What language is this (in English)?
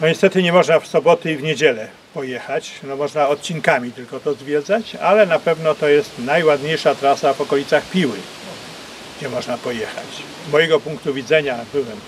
Polish